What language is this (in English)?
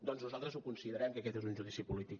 Catalan